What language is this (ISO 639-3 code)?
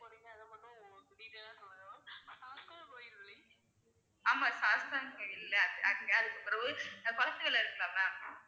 tam